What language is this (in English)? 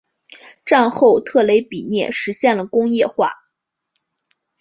Chinese